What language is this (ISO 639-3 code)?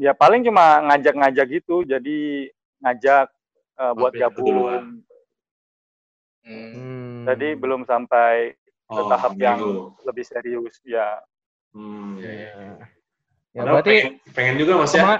ind